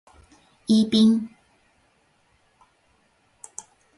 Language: Japanese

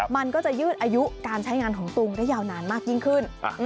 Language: Thai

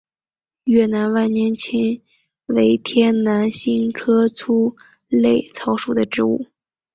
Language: Chinese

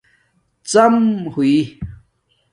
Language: Domaaki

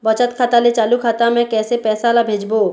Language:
Chhattisgarhi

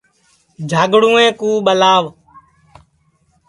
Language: Sansi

